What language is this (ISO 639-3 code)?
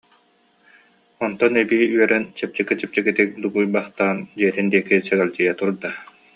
sah